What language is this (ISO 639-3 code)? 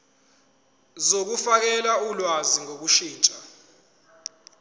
zul